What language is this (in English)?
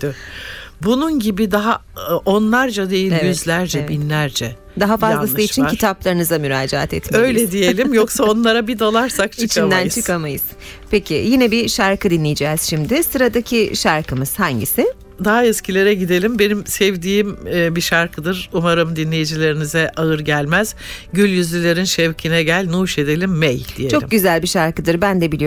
Turkish